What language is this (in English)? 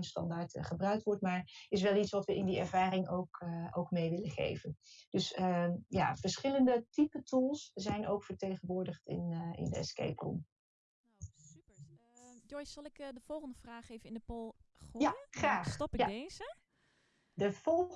Dutch